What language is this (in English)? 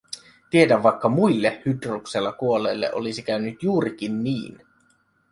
Finnish